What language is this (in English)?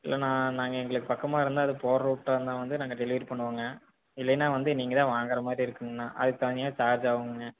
Tamil